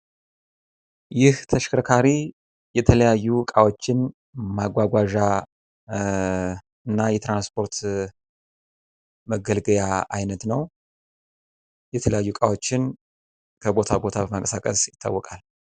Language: Amharic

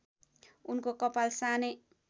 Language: Nepali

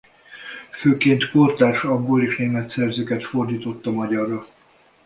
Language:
Hungarian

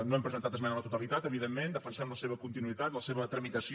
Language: Catalan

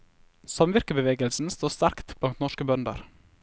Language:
Norwegian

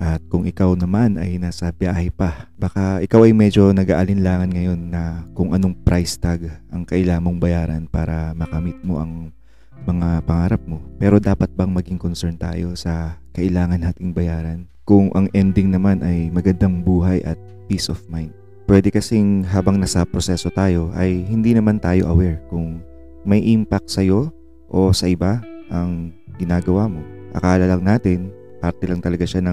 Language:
Filipino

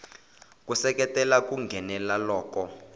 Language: Tsonga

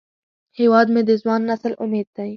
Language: Pashto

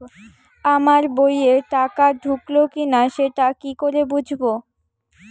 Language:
Bangla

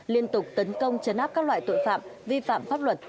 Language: Vietnamese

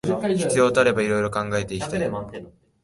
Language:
Japanese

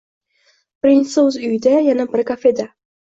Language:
Uzbek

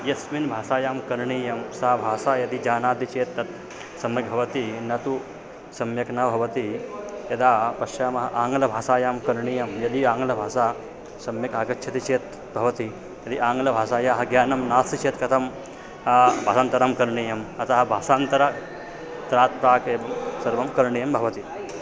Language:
Sanskrit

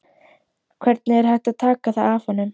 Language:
Icelandic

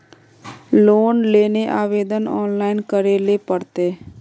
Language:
Magahi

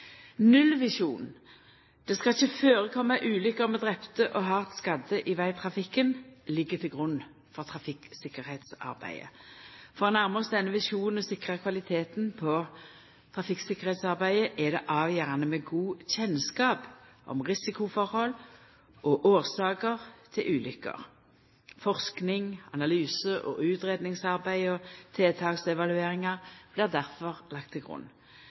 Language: Norwegian Nynorsk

